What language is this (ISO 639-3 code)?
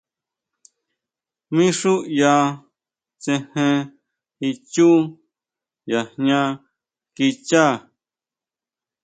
mau